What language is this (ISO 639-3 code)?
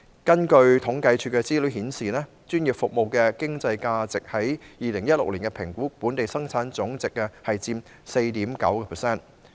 yue